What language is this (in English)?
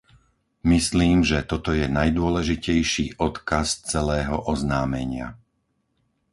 Slovak